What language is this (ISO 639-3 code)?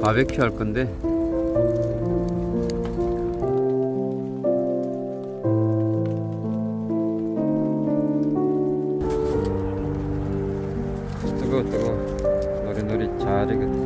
kor